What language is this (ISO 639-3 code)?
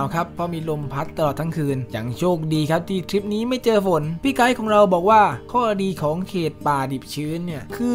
tha